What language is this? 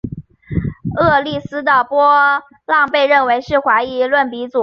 Chinese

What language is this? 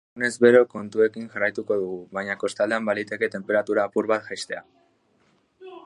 Basque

